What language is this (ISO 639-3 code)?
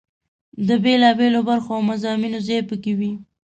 pus